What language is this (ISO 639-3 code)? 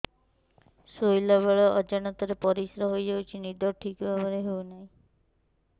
ori